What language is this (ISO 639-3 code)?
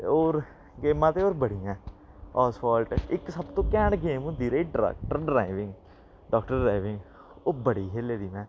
doi